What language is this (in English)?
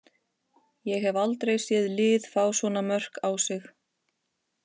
Icelandic